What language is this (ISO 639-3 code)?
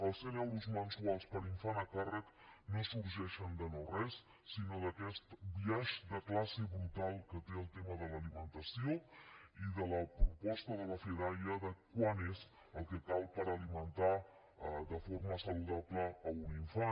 cat